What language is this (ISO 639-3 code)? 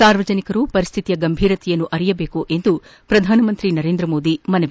kan